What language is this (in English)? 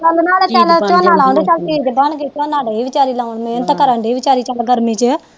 Punjabi